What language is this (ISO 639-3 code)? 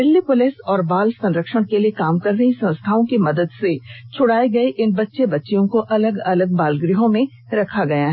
hin